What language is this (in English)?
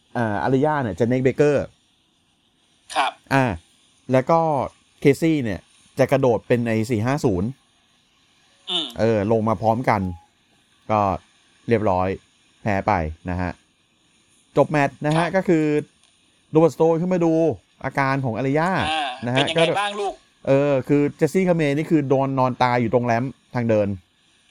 Thai